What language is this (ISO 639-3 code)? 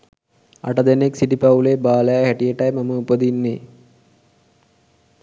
sin